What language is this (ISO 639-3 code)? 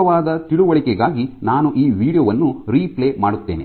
kan